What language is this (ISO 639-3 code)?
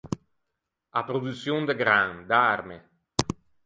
lij